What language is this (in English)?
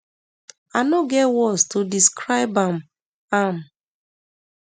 Nigerian Pidgin